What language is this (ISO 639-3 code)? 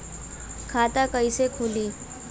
bho